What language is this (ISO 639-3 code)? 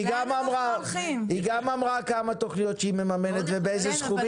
heb